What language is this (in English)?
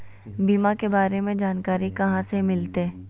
Magahi